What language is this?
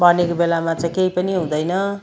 Nepali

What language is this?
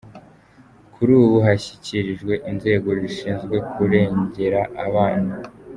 Kinyarwanda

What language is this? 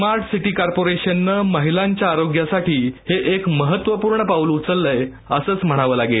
Marathi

